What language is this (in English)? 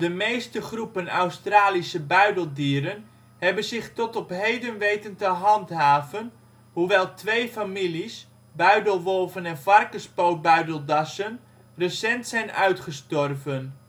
Dutch